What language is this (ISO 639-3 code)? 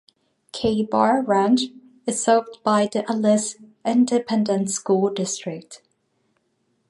eng